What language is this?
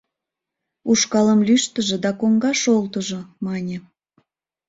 Mari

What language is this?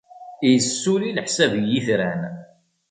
Kabyle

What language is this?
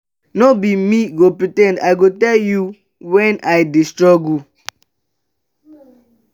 Nigerian Pidgin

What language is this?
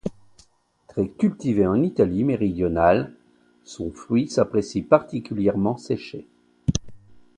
French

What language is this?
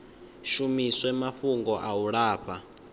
Venda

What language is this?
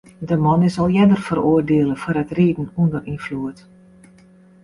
Western Frisian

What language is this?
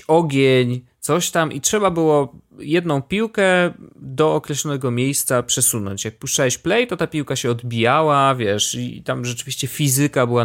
Polish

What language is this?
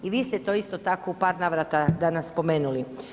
Croatian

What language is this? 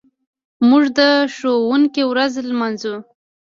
Pashto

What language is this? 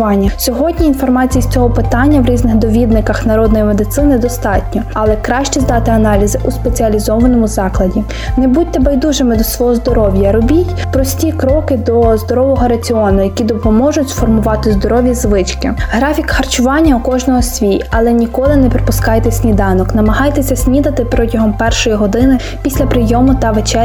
Ukrainian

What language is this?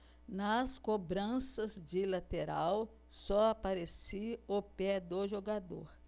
Portuguese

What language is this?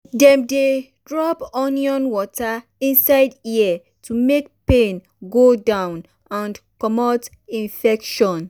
Nigerian Pidgin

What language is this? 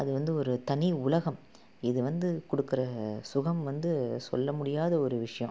Tamil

